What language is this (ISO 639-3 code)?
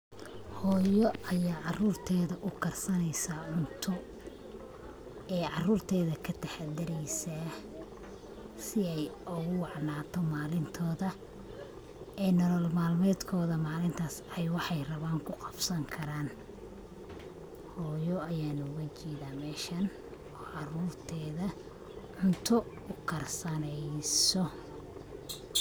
som